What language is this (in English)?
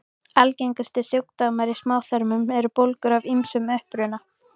Icelandic